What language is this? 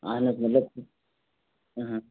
Kashmiri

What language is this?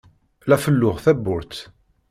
Kabyle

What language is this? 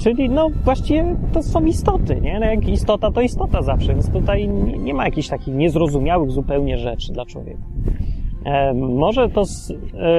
Polish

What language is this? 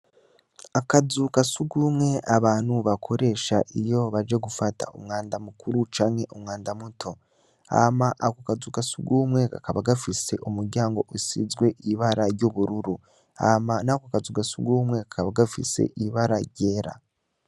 Rundi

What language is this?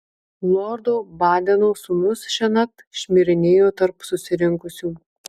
Lithuanian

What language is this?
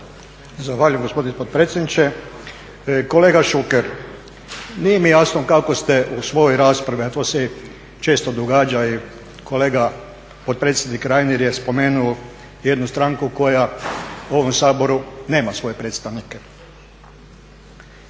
Croatian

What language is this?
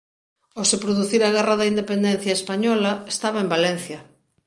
Galician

